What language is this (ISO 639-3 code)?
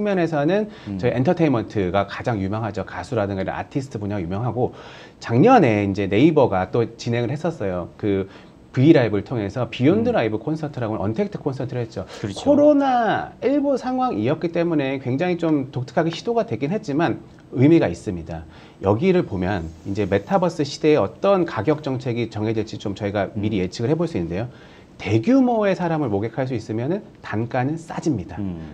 kor